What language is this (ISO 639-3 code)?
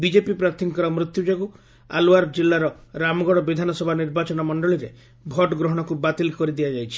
ori